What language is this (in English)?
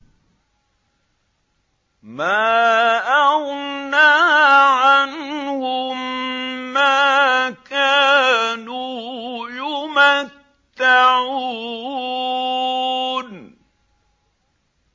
Arabic